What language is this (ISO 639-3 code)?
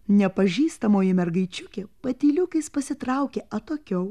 lit